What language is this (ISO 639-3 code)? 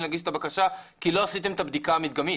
heb